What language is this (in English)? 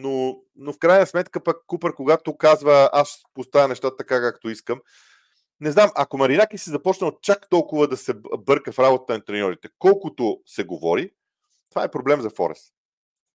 Bulgarian